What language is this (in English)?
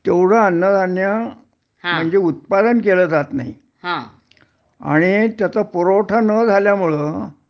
Marathi